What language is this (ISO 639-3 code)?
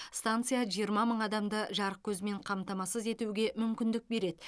kaz